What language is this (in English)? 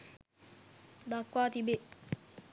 Sinhala